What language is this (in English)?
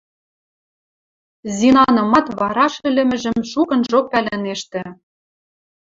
Western Mari